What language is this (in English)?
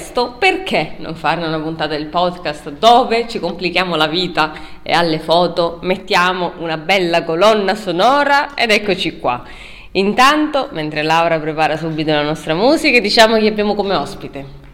Italian